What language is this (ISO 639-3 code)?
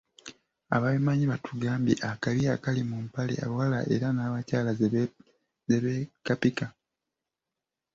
lug